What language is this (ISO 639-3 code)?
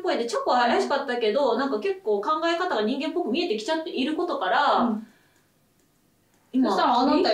jpn